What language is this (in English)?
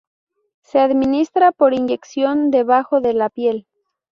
Spanish